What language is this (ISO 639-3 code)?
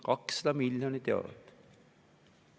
est